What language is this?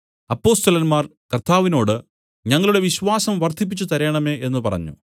Malayalam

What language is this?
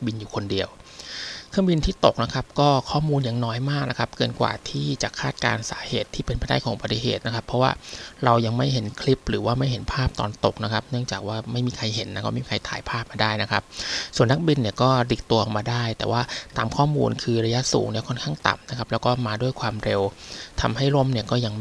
Thai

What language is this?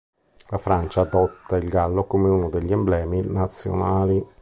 Italian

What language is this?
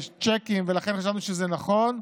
Hebrew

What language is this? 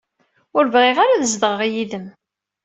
Kabyle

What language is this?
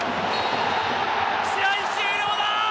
Japanese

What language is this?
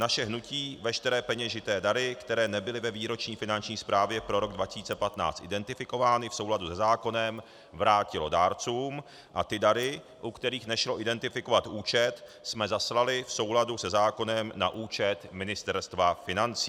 Czech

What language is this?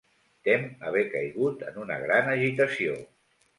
Catalan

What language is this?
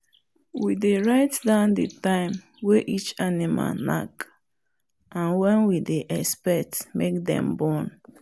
Nigerian Pidgin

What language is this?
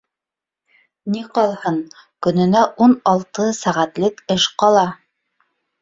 Bashkir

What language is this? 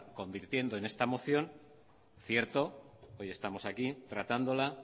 Spanish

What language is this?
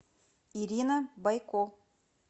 Russian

